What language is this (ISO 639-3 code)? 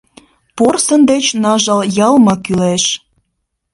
chm